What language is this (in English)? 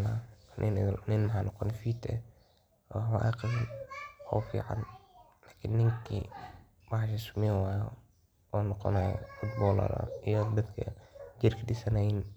Somali